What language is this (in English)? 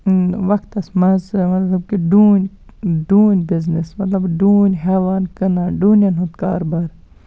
Kashmiri